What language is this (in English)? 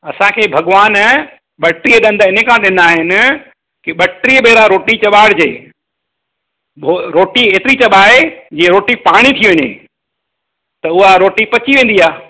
Sindhi